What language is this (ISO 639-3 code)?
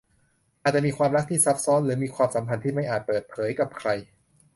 tha